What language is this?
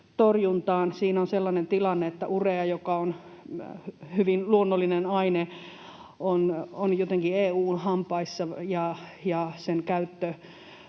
Finnish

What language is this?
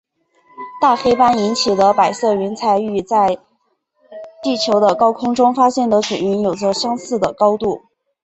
Chinese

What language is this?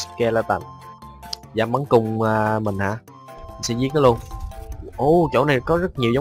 Vietnamese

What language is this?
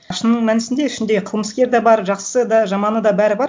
Kazakh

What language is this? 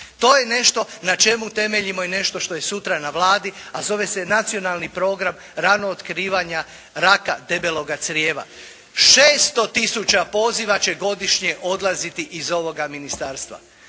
Croatian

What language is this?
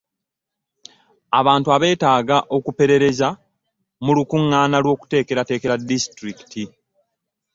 Ganda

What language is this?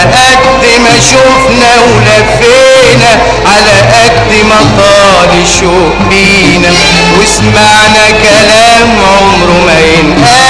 Arabic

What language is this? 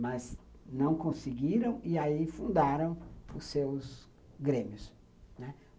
Portuguese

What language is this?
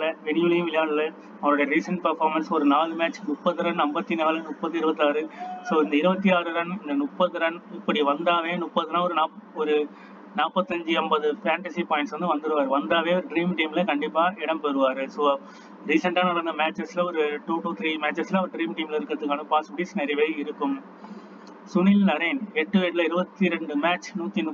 Tamil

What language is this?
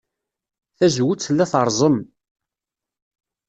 Kabyle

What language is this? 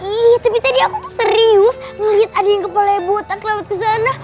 Indonesian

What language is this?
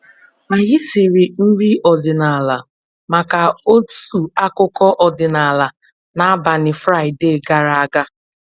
Igbo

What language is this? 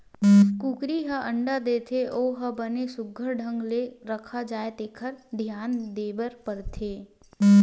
Chhattisgarhi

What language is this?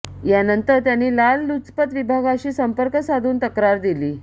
Marathi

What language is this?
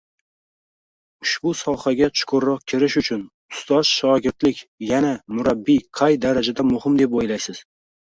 Uzbek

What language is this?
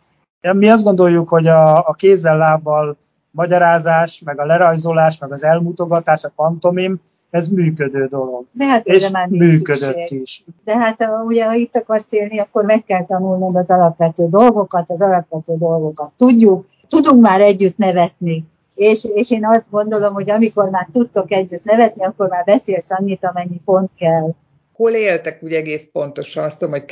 Hungarian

